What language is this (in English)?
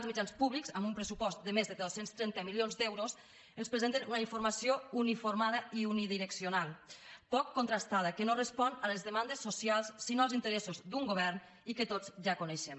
Catalan